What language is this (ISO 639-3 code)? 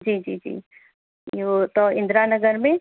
snd